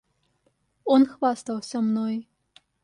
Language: Russian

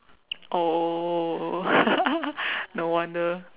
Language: English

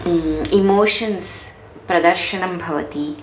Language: Sanskrit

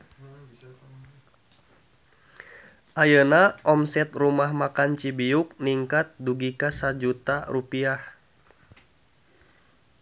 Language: Sundanese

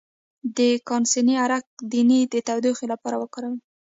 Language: Pashto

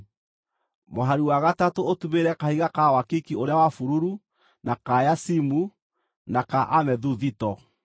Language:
Kikuyu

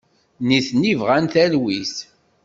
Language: Kabyle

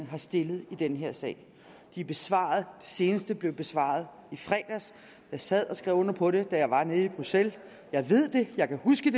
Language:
Danish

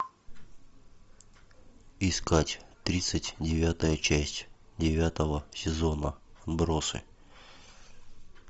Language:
Russian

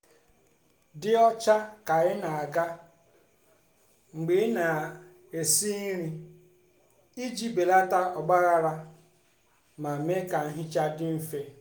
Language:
Igbo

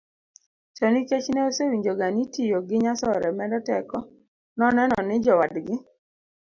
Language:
Luo (Kenya and Tanzania)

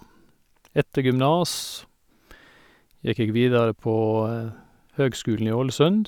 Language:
Norwegian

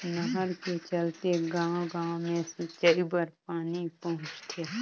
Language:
Chhattisgarhi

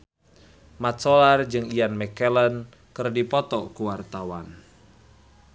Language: Sundanese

